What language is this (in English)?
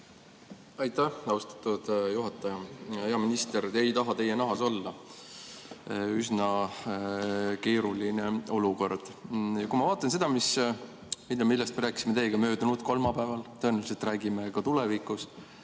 Estonian